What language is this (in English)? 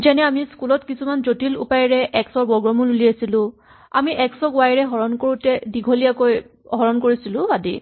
Assamese